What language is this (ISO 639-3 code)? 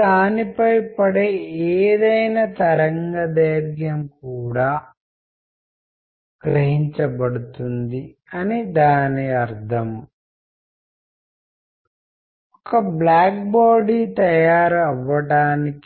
tel